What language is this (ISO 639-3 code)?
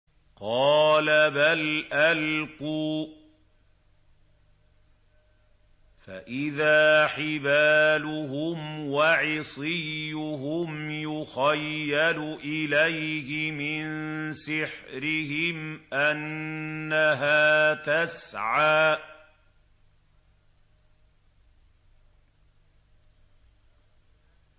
ara